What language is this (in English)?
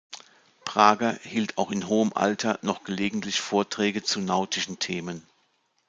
German